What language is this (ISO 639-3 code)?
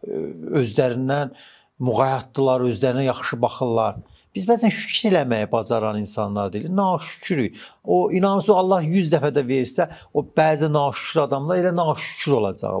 tur